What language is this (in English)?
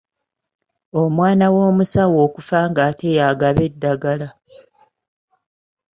Ganda